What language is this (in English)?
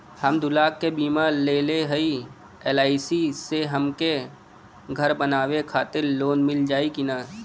Bhojpuri